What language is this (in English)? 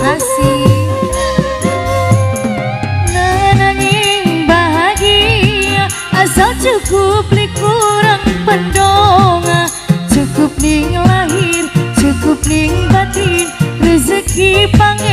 Indonesian